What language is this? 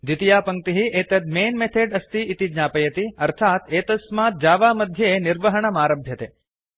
Sanskrit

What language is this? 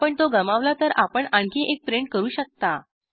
Marathi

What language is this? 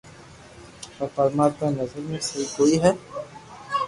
Loarki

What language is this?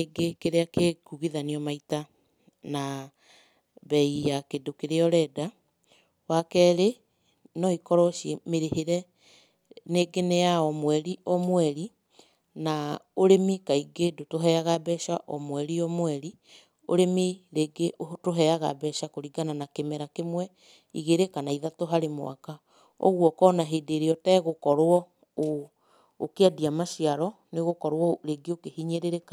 Kikuyu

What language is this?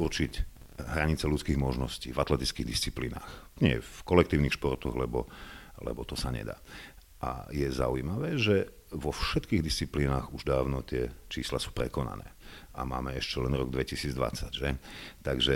Slovak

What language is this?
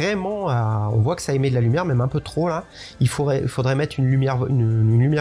French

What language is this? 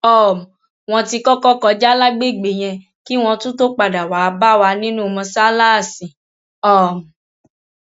Yoruba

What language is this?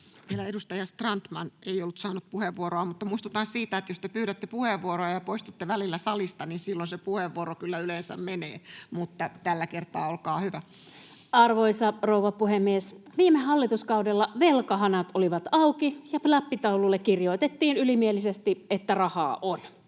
Finnish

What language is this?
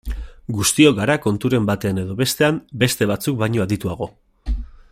Basque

